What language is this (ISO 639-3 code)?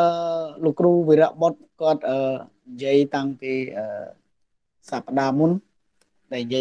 vie